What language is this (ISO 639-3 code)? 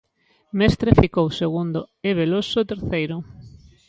glg